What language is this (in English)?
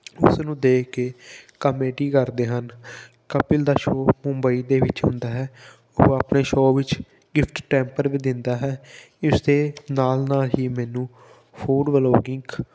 Punjabi